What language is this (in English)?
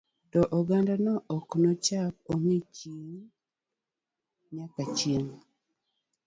Luo (Kenya and Tanzania)